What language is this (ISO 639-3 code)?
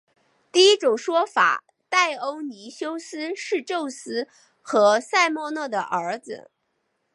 zho